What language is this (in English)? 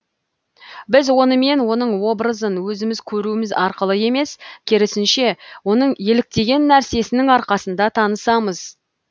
Kazakh